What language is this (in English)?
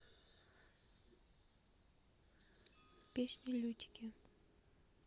Russian